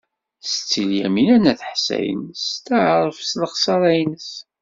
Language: Kabyle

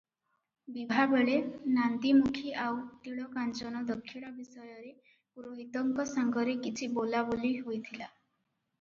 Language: Odia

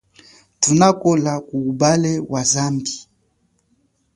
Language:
Chokwe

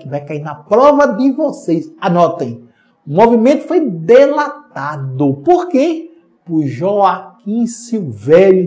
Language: Portuguese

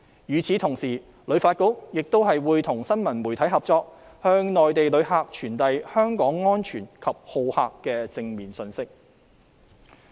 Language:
Cantonese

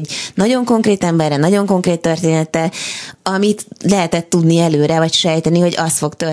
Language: Hungarian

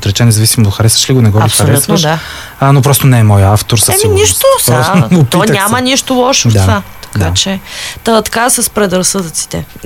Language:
Bulgarian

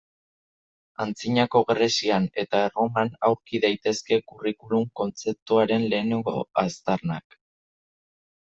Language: Basque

